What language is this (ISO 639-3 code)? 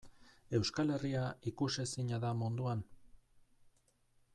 eus